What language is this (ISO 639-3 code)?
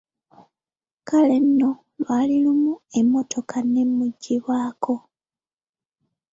lug